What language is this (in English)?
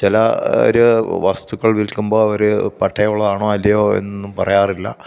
Malayalam